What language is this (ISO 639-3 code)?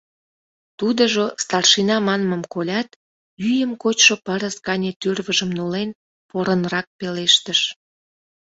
chm